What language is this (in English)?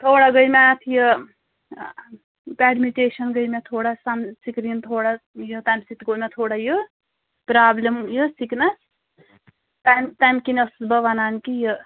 Kashmiri